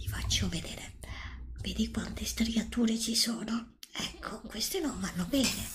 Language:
Italian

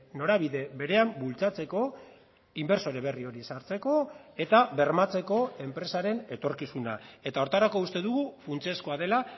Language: Basque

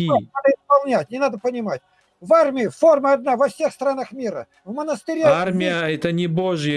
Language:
Russian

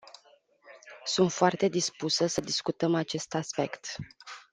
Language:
Romanian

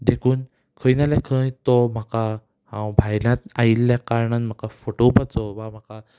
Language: Konkani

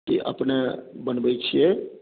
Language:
Maithili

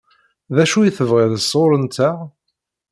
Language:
Kabyle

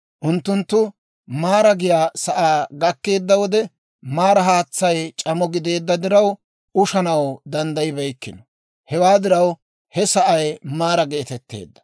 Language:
Dawro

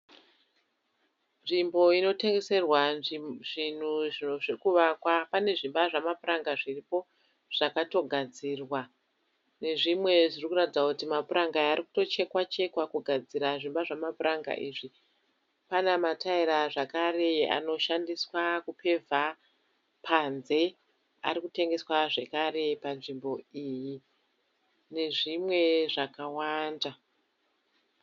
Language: Shona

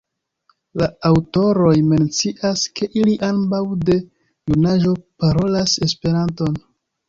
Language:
Esperanto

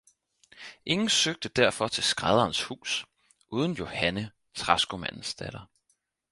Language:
Danish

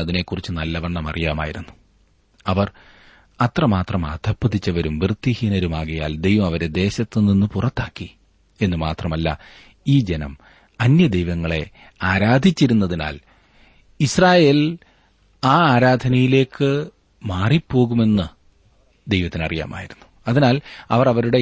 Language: Malayalam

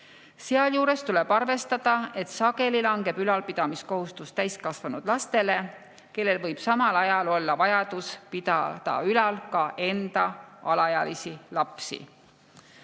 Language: Estonian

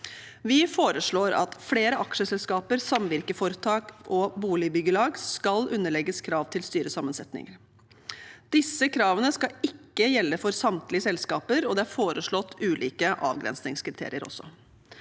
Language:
Norwegian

